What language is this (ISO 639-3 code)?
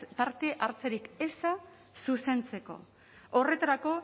eus